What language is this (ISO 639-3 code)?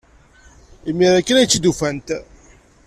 kab